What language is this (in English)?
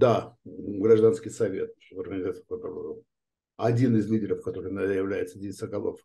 Russian